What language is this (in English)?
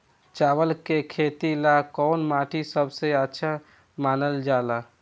Bhojpuri